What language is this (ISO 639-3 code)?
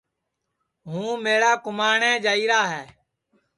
ssi